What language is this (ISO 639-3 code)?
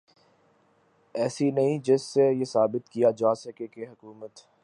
urd